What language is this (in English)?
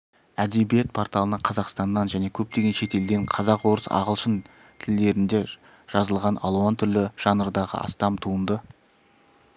Kazakh